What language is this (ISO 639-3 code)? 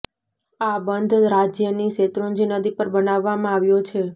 guj